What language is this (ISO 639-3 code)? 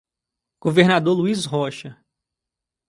por